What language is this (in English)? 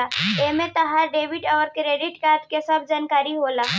Bhojpuri